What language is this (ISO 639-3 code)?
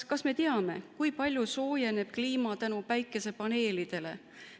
est